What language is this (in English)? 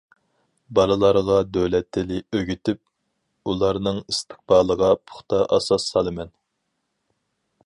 Uyghur